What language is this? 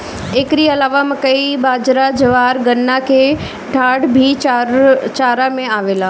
Bhojpuri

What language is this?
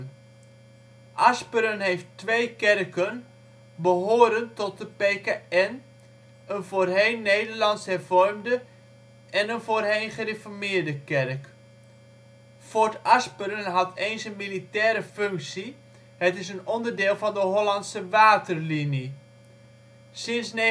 Dutch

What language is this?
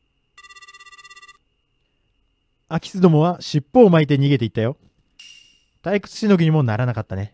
Japanese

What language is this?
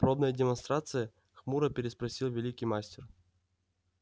Russian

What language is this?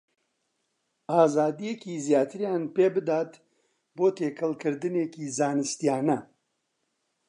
Central Kurdish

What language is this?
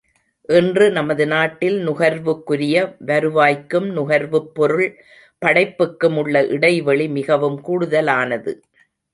Tamil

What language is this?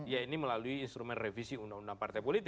Indonesian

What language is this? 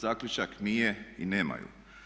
Croatian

